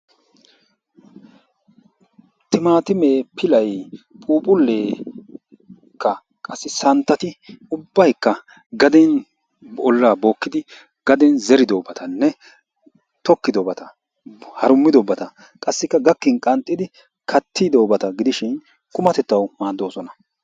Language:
Wolaytta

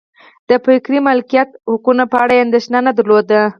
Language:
Pashto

